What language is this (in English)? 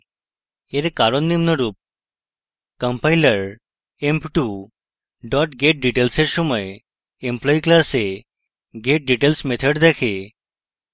Bangla